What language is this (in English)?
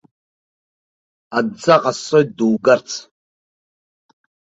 Abkhazian